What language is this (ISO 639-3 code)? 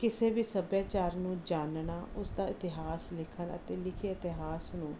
pan